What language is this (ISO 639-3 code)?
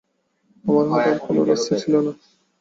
ben